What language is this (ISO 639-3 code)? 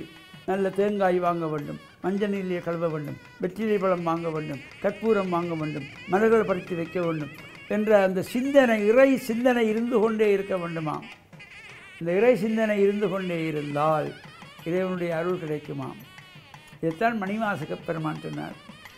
ara